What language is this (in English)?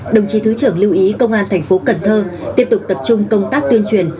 Vietnamese